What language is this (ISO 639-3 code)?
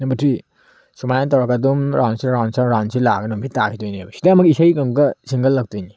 mni